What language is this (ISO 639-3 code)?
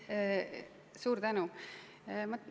est